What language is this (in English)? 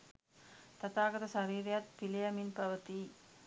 Sinhala